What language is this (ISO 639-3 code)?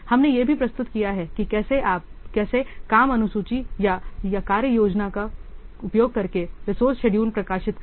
hin